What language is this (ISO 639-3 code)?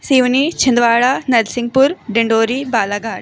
hin